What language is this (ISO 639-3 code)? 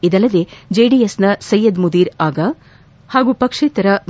kan